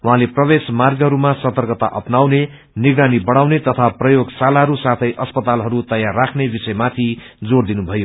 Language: Nepali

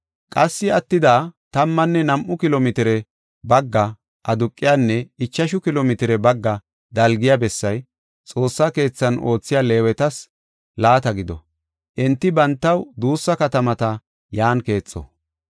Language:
Gofa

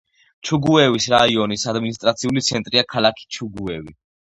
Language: Georgian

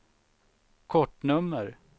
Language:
Swedish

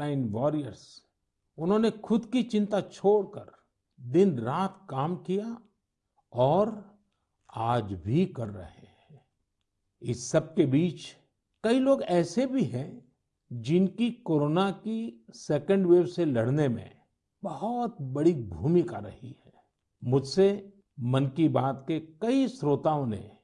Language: Hindi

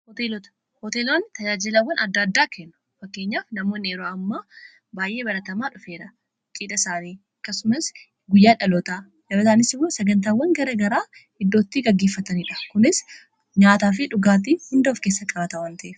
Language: Oromo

